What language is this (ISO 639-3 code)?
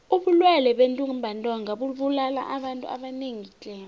nbl